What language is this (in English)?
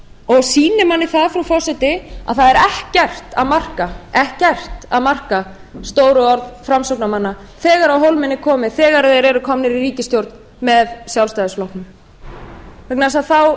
Icelandic